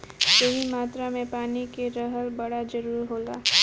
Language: Bhojpuri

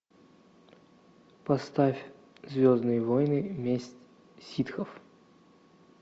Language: Russian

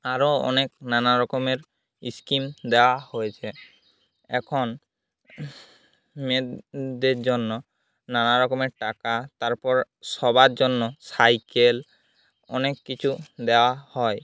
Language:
Bangla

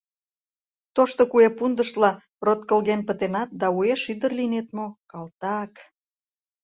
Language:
Mari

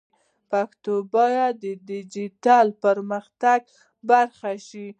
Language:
Pashto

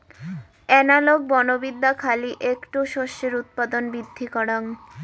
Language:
Bangla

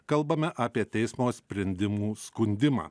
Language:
Lithuanian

